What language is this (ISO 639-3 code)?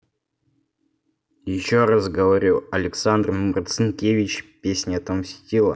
rus